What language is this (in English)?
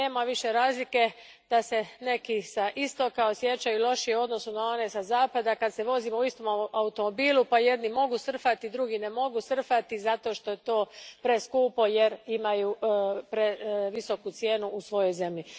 Croatian